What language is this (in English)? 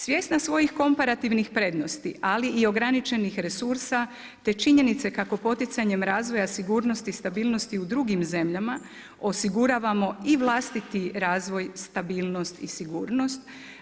Croatian